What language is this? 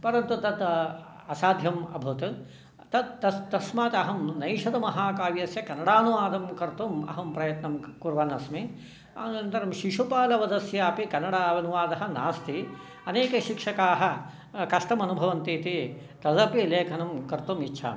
Sanskrit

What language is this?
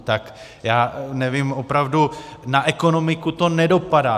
Czech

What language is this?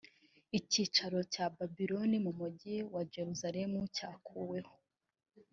Kinyarwanda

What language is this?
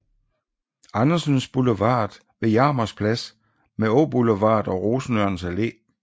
Danish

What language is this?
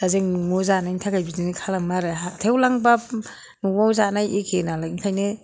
Bodo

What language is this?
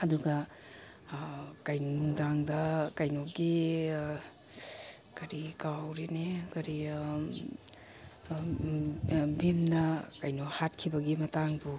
Manipuri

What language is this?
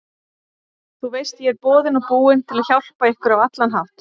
Icelandic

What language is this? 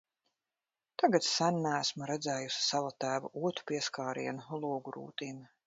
Latvian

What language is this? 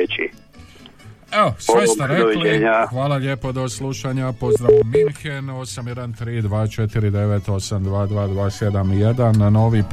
Croatian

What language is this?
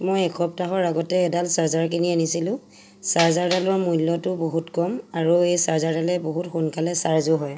Assamese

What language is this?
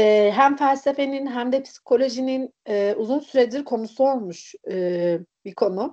Turkish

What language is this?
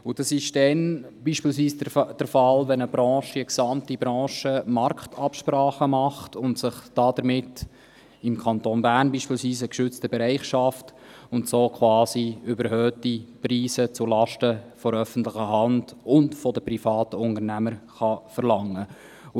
Swiss German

